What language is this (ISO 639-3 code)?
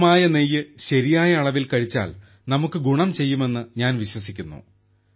mal